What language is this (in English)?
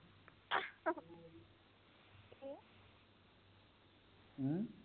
Punjabi